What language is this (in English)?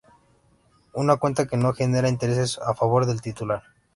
Spanish